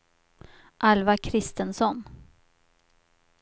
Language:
Swedish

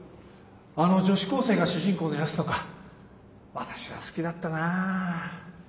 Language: Japanese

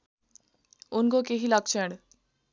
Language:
Nepali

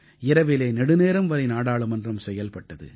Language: Tamil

